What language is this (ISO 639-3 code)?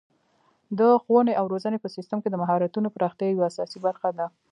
pus